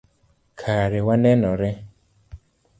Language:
Luo (Kenya and Tanzania)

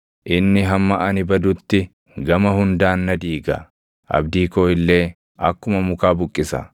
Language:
Oromo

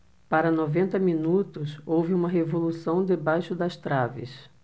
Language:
Portuguese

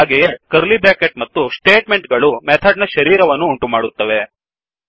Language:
Kannada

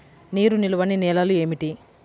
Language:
Telugu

